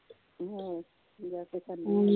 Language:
Punjabi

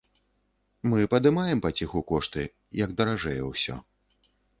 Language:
Belarusian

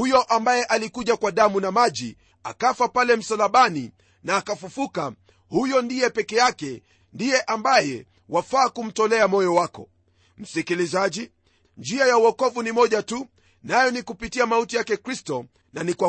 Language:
Swahili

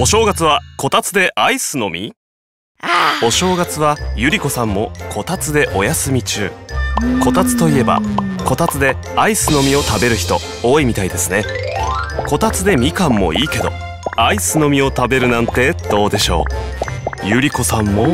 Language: Japanese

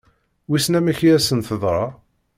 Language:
Kabyle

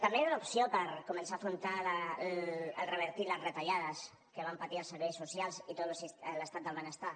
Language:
Catalan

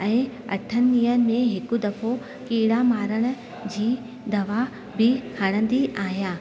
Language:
Sindhi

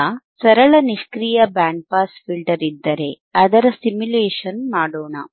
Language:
Kannada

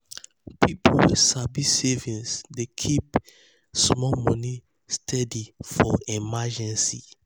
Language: Nigerian Pidgin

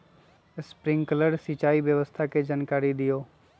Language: Magahi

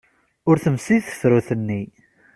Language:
Kabyle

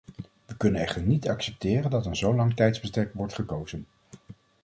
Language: Dutch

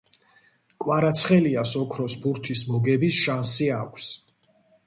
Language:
Georgian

